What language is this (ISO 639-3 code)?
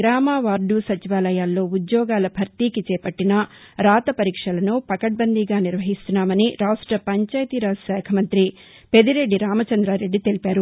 tel